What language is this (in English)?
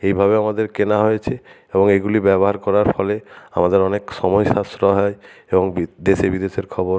Bangla